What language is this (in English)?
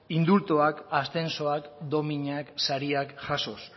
Basque